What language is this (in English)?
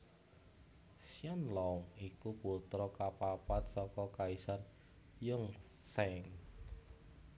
Javanese